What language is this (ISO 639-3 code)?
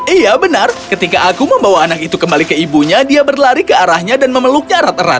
ind